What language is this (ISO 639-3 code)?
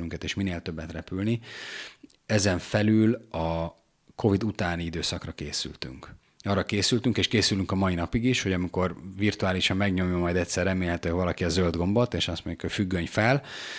hun